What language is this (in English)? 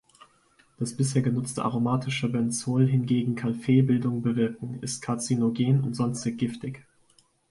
German